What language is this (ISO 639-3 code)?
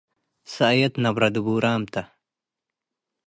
tig